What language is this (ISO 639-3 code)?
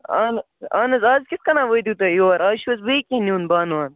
kas